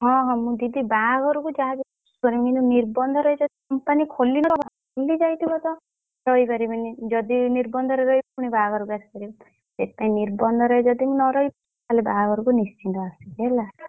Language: Odia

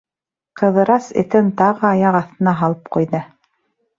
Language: Bashkir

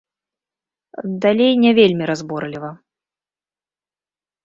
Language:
Belarusian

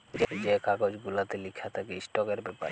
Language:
Bangla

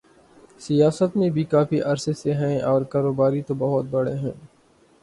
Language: Urdu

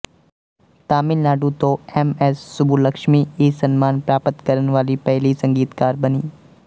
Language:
Punjabi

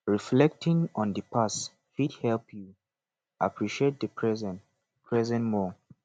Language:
Nigerian Pidgin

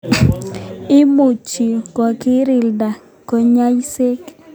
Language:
Kalenjin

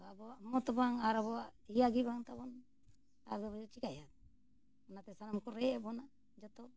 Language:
Santali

